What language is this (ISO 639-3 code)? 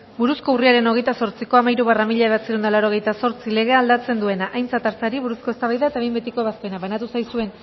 eus